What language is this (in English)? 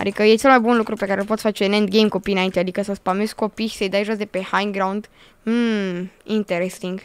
Romanian